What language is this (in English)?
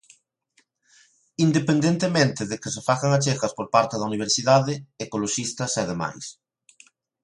Galician